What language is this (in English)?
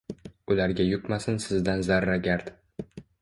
Uzbek